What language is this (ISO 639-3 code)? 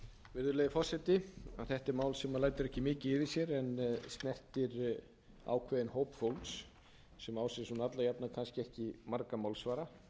isl